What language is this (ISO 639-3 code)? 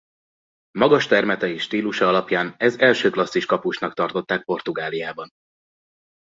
hun